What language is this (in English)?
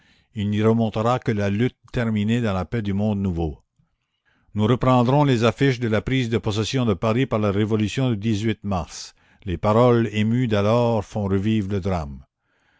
French